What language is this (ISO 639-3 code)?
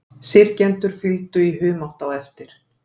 isl